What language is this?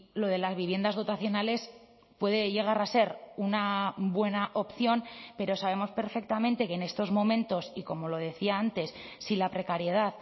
Spanish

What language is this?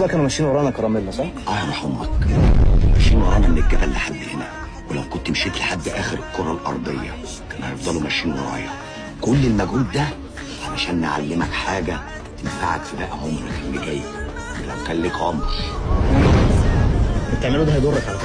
Arabic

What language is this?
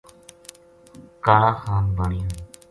Gujari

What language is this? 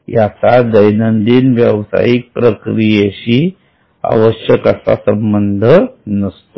Marathi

